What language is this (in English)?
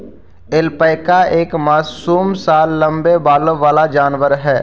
Magahi